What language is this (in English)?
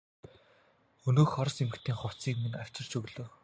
Mongolian